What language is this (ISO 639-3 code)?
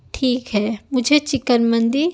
urd